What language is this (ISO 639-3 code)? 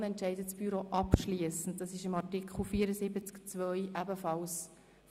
gsw